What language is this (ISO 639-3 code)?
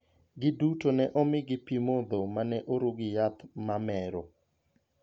luo